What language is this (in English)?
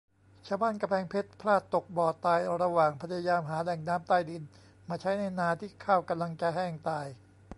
Thai